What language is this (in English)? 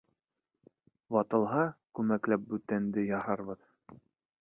Bashkir